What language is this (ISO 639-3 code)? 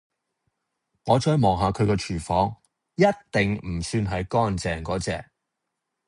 yue